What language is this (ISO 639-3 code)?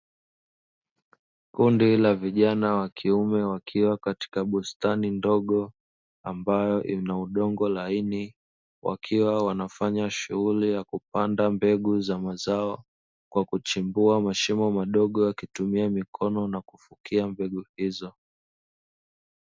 swa